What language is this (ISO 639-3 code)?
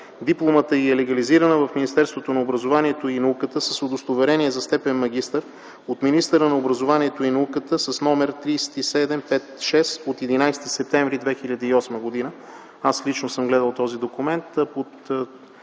bul